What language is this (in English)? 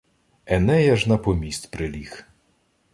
Ukrainian